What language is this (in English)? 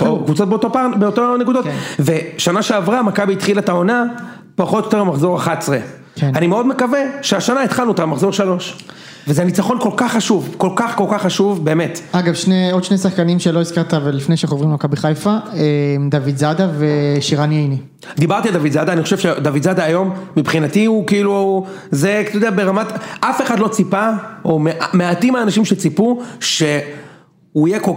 Hebrew